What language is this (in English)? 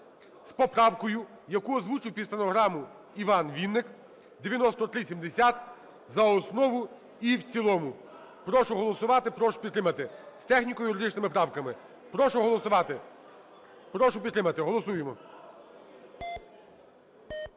Ukrainian